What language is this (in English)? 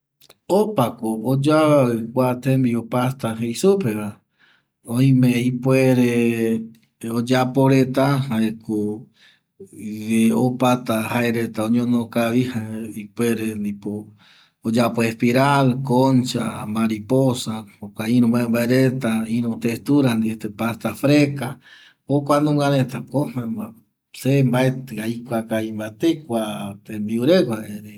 Eastern Bolivian Guaraní